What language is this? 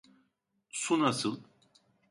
Turkish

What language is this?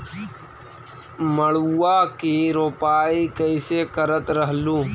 Magahi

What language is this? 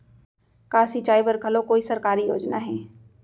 Chhattisgarhi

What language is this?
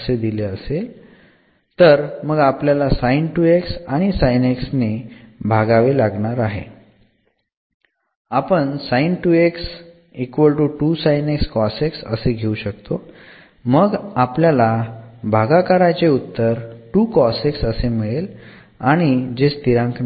Marathi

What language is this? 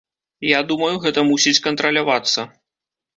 Belarusian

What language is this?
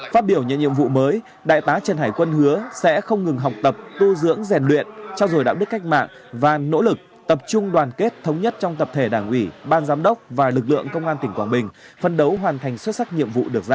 Vietnamese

